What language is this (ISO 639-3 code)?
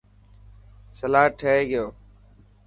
mki